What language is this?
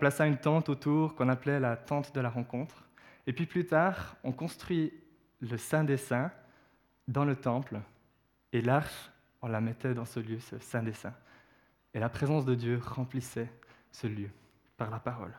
French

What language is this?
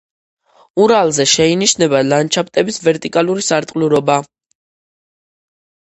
Georgian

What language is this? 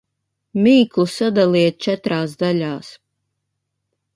Latvian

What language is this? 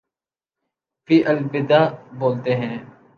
Urdu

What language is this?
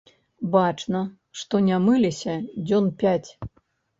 Belarusian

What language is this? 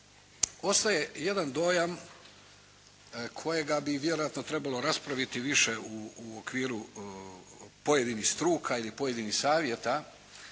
Croatian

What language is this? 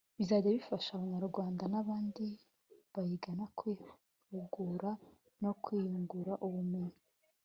Kinyarwanda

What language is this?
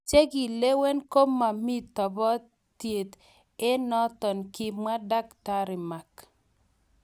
Kalenjin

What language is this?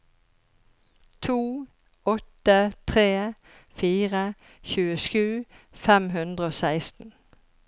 Norwegian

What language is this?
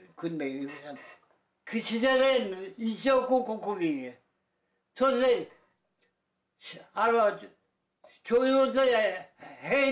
Korean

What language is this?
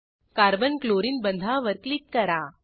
Marathi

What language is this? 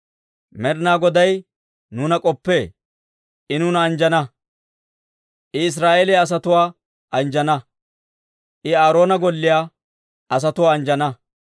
Dawro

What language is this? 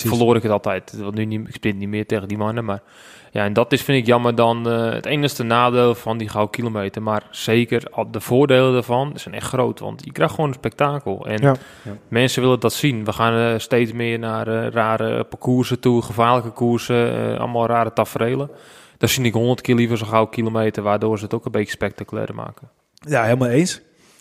Dutch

